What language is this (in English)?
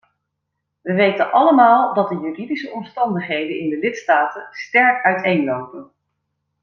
Dutch